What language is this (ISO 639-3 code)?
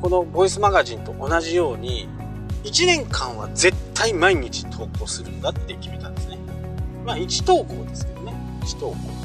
jpn